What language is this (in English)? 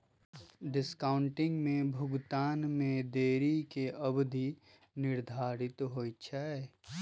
Magahi